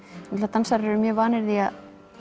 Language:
Icelandic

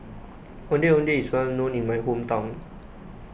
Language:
English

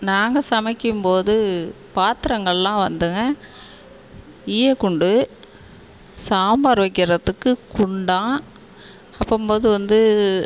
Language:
Tamil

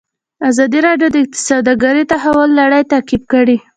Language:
Pashto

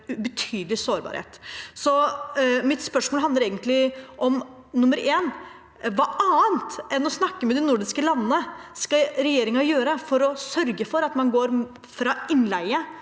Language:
Norwegian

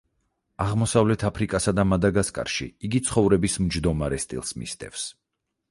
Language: Georgian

